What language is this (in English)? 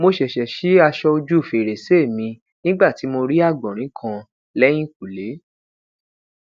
Yoruba